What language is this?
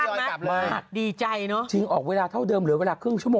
Thai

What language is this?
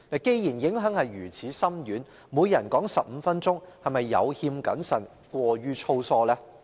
Cantonese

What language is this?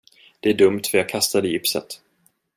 Swedish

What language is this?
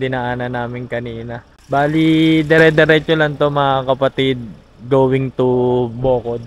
Filipino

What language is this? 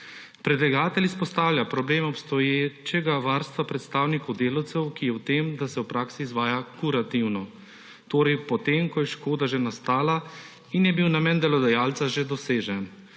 Slovenian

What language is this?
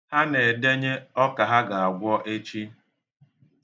Igbo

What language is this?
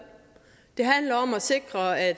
Danish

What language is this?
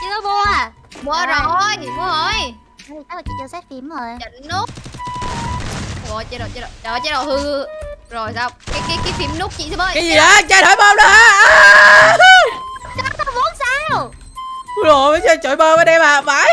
Vietnamese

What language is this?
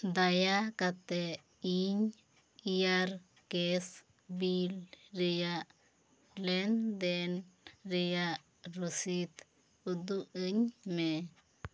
Santali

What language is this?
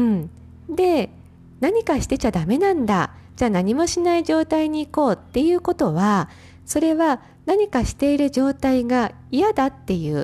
Japanese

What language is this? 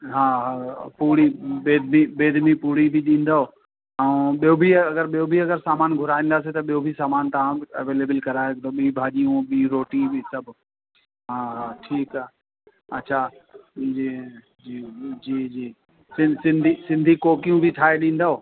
Sindhi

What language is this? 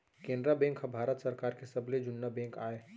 Chhattisgarhi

